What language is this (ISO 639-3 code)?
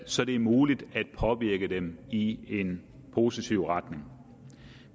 dan